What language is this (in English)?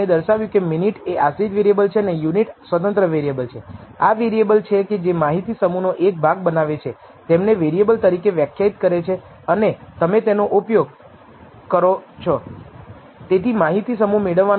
Gujarati